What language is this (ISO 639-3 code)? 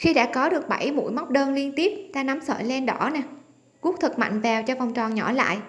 vie